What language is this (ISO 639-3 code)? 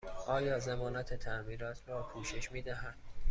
fas